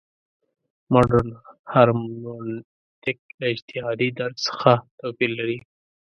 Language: Pashto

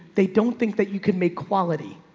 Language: English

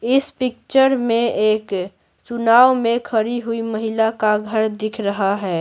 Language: Hindi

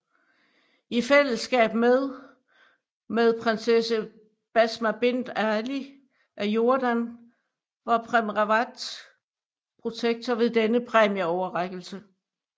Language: Danish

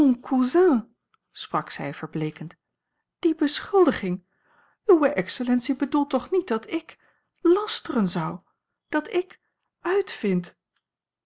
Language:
Dutch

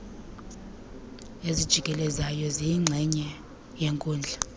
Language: Xhosa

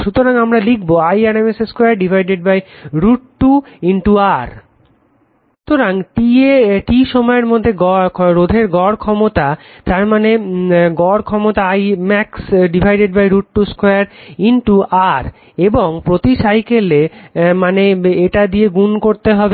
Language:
Bangla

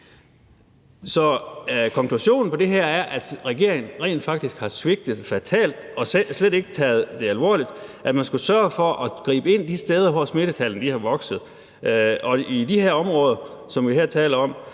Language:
Danish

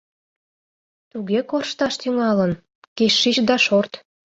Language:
Mari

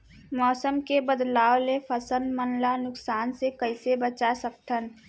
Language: Chhattisgarhi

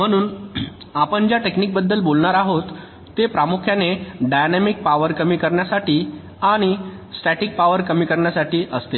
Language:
Marathi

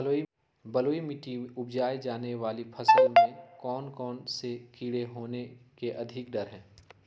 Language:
Magahi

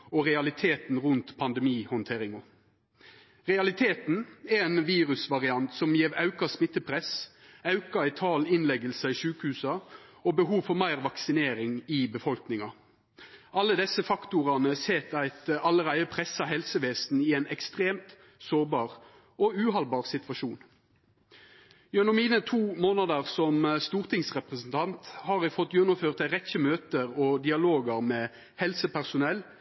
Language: Norwegian Nynorsk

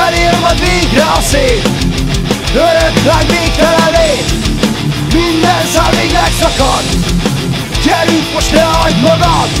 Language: Hungarian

